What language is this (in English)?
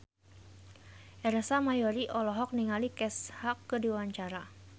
Sundanese